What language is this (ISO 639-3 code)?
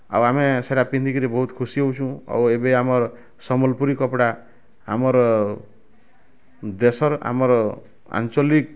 ori